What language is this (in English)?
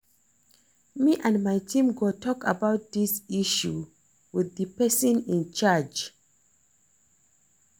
Nigerian Pidgin